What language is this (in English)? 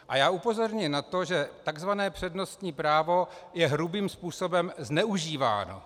Czech